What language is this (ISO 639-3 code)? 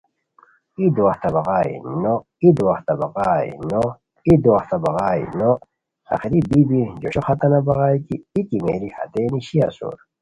khw